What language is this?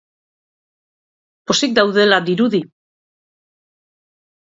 Basque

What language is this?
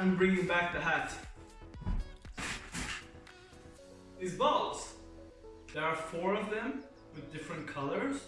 English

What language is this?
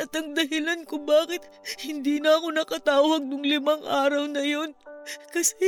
Filipino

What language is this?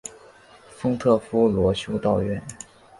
Chinese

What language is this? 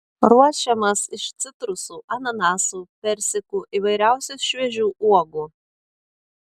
Lithuanian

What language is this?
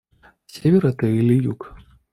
Russian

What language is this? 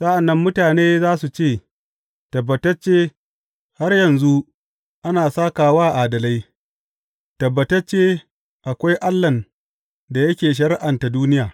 Hausa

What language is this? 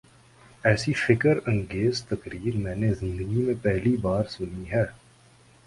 Urdu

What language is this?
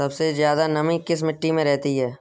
Hindi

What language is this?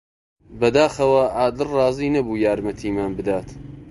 Central Kurdish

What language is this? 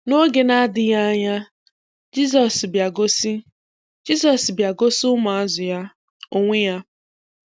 Igbo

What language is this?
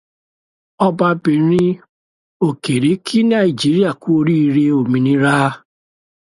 Yoruba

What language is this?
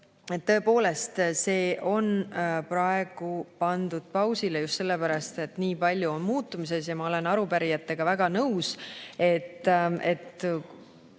Estonian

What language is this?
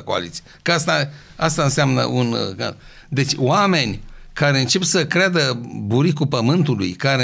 Romanian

